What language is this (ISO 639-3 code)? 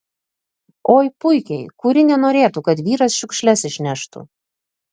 lit